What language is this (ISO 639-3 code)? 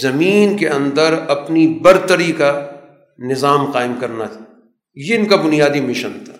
urd